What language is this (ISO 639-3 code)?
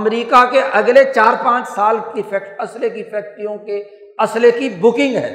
urd